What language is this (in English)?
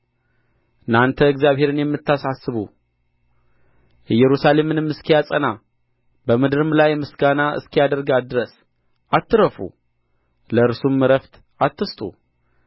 Amharic